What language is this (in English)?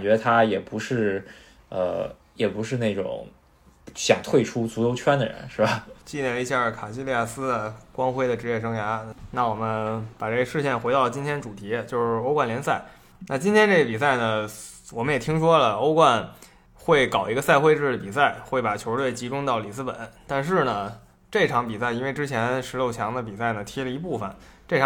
Chinese